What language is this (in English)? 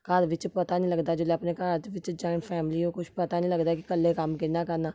Dogri